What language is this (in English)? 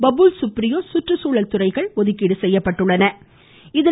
Tamil